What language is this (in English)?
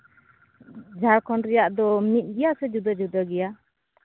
Santali